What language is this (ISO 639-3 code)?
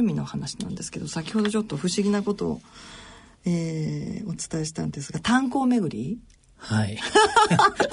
jpn